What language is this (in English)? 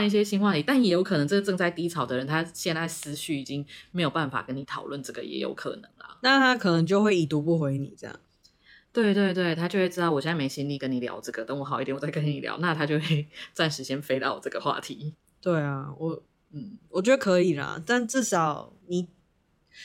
Chinese